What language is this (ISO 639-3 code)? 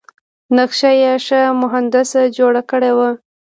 pus